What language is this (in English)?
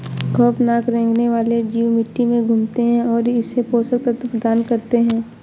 Hindi